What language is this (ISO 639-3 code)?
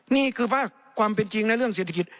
tha